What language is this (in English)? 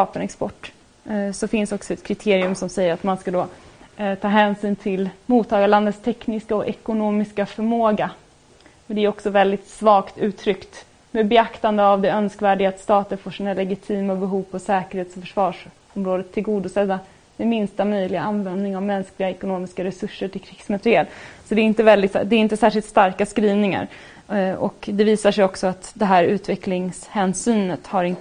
Swedish